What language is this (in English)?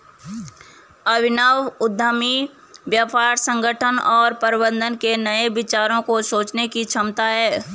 Hindi